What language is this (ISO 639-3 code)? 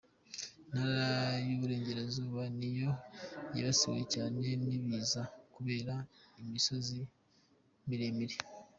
kin